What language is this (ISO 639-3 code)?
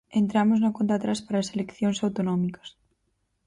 glg